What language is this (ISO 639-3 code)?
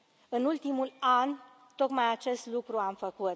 ron